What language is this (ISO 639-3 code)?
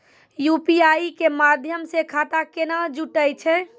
mai